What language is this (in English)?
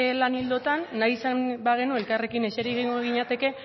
Basque